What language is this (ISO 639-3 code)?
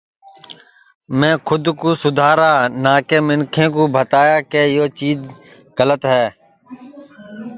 ssi